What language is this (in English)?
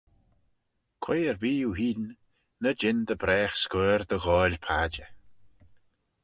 Manx